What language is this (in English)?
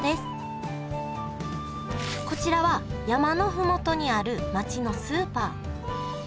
Japanese